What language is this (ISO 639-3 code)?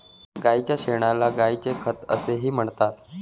mar